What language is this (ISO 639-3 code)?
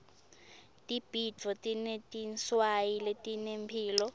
ssw